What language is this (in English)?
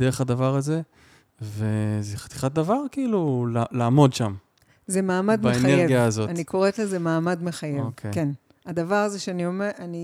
Hebrew